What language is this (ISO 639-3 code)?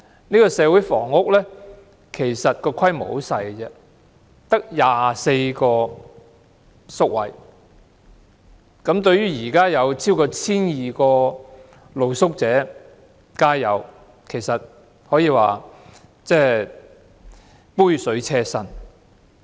yue